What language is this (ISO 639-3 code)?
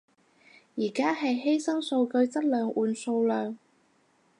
yue